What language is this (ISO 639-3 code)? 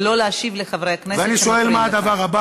heb